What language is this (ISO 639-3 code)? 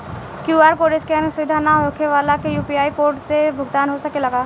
bho